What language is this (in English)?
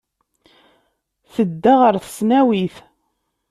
Kabyle